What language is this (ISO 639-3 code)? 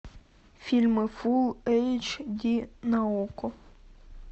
rus